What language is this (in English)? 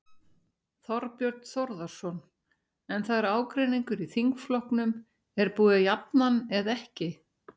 Icelandic